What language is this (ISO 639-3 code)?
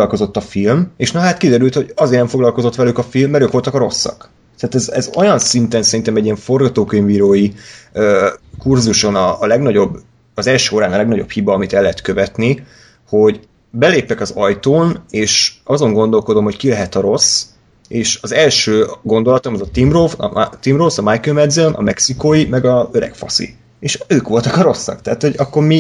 hun